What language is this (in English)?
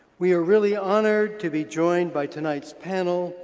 English